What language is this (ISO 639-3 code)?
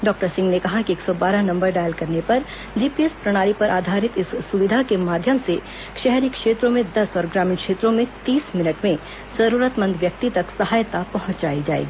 hin